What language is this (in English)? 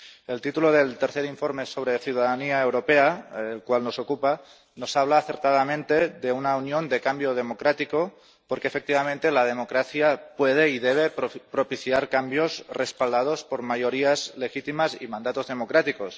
Spanish